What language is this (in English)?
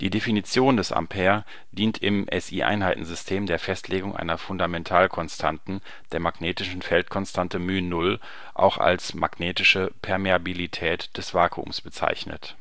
German